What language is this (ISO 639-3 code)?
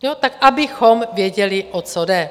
ces